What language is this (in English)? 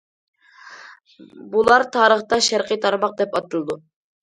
Uyghur